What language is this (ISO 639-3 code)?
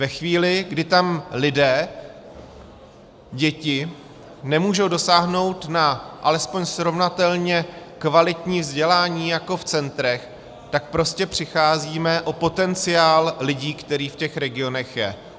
ces